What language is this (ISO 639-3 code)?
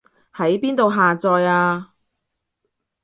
yue